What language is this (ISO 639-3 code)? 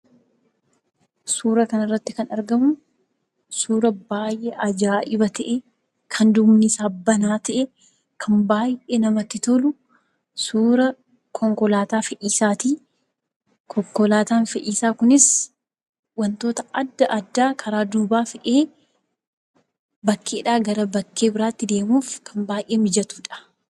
orm